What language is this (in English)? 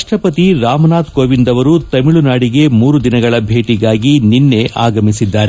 Kannada